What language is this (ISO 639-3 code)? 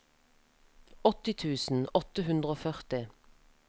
nor